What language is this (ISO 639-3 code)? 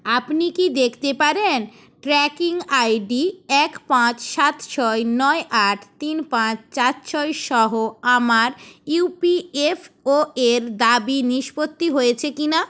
ben